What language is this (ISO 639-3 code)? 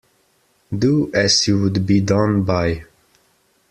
eng